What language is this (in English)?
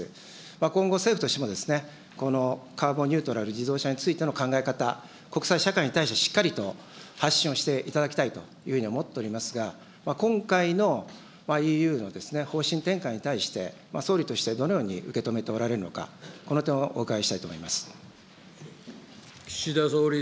Japanese